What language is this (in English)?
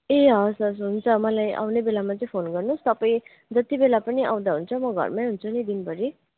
Nepali